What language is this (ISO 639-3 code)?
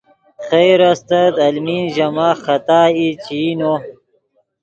ydg